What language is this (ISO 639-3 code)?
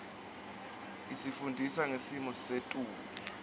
ssw